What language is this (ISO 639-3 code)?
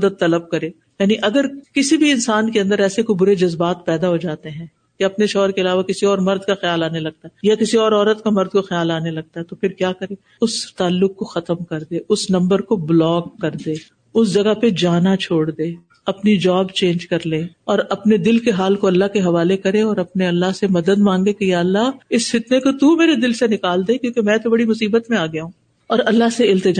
urd